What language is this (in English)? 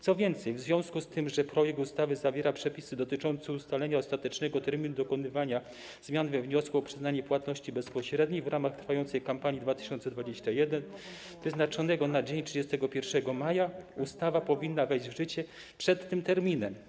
Polish